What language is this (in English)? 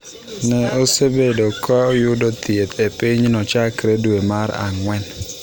Luo (Kenya and Tanzania)